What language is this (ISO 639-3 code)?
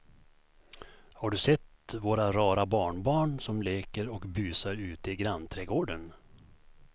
swe